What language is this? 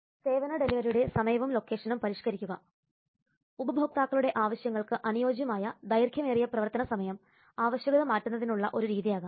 Malayalam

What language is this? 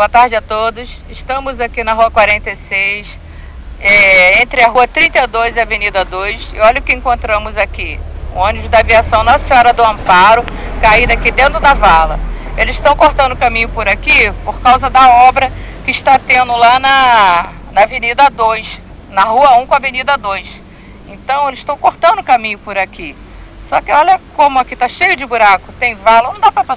Portuguese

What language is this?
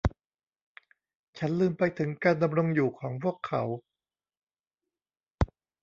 Thai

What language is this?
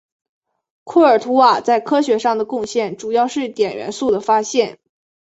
Chinese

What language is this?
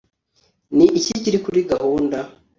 Kinyarwanda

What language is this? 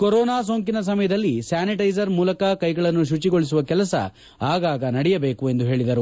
Kannada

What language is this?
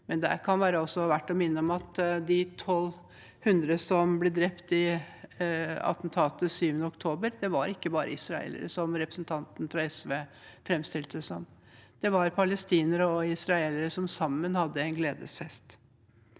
Norwegian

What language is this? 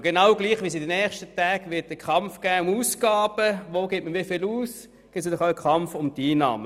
Swiss German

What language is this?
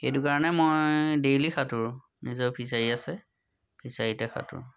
Assamese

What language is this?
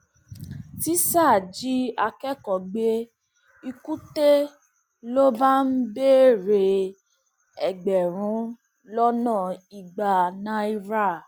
Yoruba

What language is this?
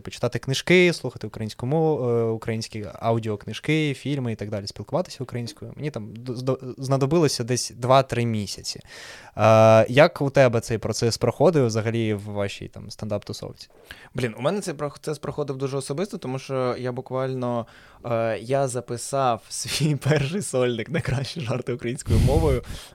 Ukrainian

